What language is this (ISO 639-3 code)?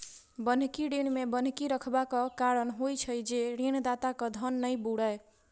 mai